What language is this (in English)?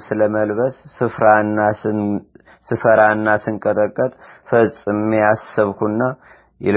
Amharic